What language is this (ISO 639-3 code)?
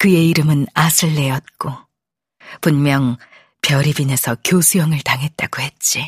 kor